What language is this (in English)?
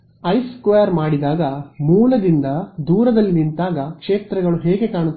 Kannada